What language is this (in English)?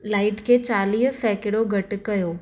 Sindhi